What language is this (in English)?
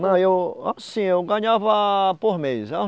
Portuguese